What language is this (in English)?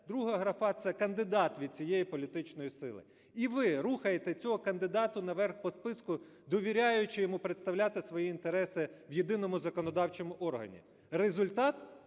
Ukrainian